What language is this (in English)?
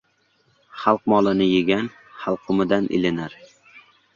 Uzbek